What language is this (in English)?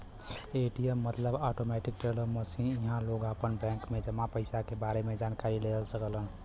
Bhojpuri